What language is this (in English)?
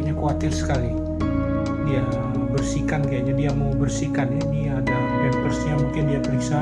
Indonesian